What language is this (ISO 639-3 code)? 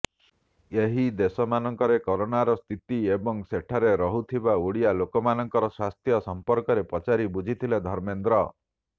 ori